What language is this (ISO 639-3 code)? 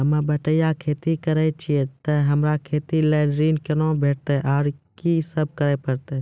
mai